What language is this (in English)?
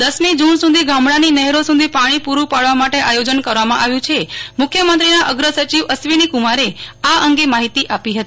Gujarati